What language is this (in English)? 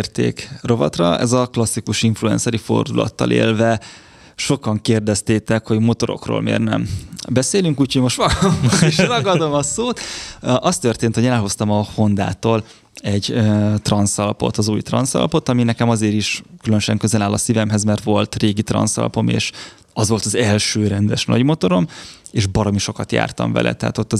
Hungarian